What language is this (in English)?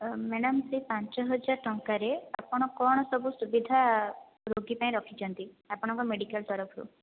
Odia